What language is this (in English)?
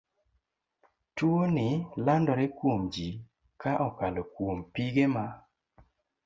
Luo (Kenya and Tanzania)